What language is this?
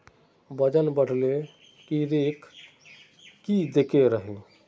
Magahi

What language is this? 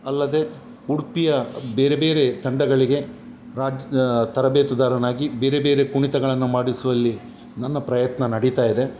Kannada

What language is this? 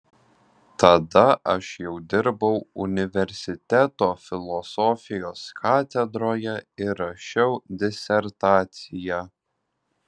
Lithuanian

